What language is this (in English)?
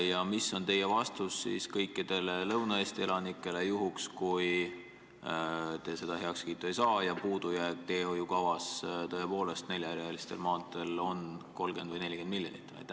Estonian